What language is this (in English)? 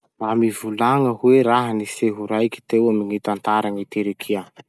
Masikoro Malagasy